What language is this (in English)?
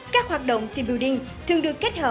Vietnamese